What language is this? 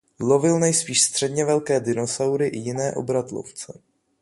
Czech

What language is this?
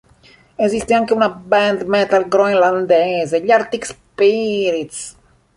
Italian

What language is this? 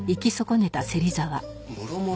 Japanese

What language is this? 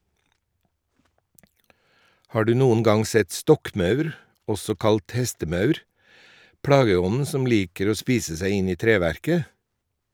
Norwegian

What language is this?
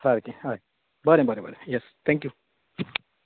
Konkani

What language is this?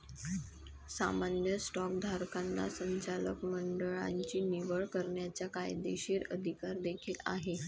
Marathi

